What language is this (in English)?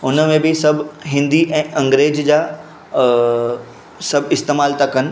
Sindhi